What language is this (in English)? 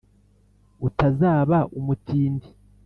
Kinyarwanda